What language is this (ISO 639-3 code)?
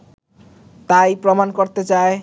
ben